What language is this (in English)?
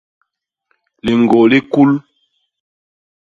Basaa